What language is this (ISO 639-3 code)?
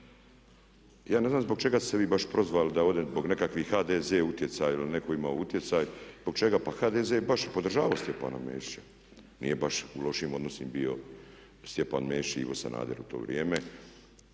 hrv